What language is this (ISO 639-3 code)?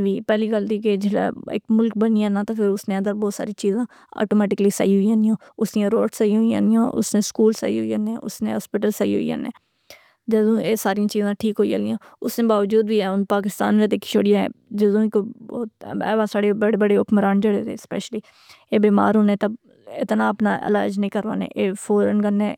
phr